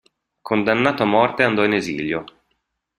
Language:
Italian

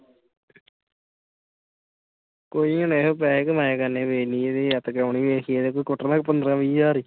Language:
Punjabi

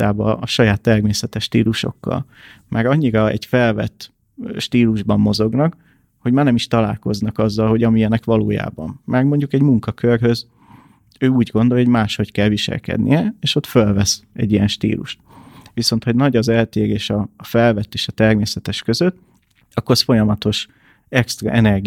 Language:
Hungarian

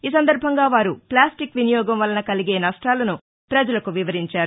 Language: Telugu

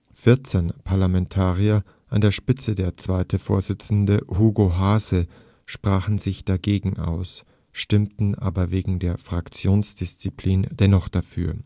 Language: German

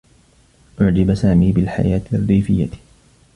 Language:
Arabic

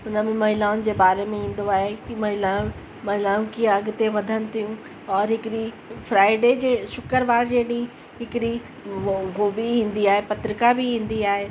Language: Sindhi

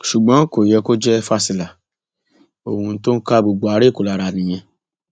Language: Yoruba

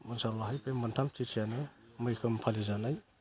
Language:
Bodo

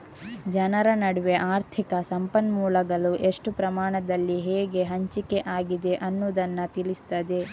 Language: Kannada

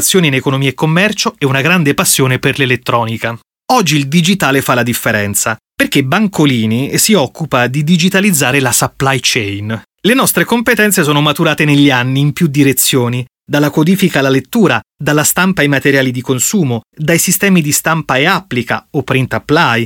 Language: Italian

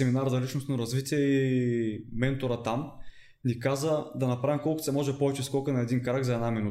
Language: Bulgarian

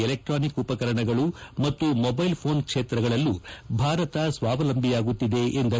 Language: Kannada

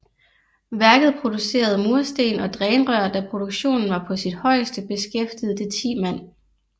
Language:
Danish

